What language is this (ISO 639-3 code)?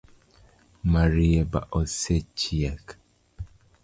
luo